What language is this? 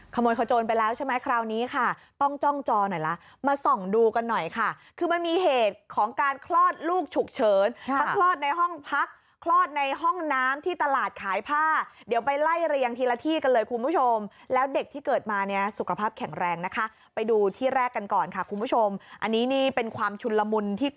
Thai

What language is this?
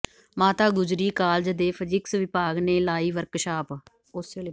Punjabi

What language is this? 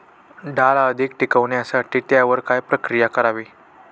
Marathi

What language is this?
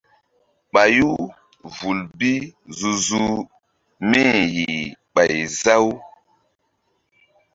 Mbum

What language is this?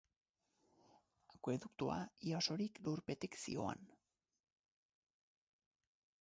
Basque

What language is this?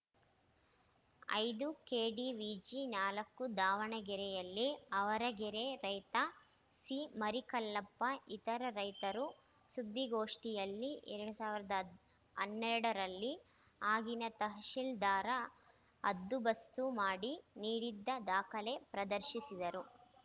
Kannada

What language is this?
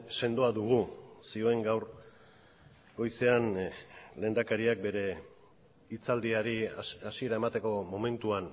Basque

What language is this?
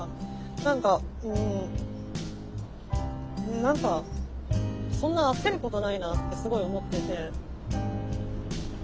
Japanese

